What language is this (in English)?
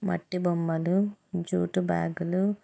Telugu